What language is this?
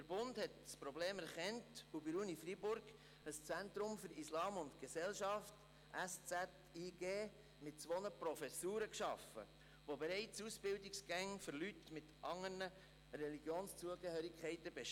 Swiss German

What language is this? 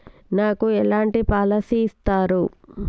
Telugu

